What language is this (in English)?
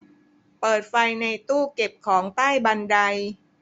Thai